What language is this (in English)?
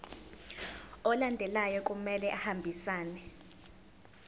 Zulu